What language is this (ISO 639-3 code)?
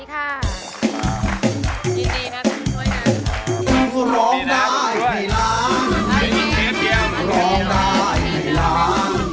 tha